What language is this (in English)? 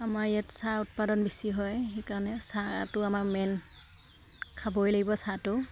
Assamese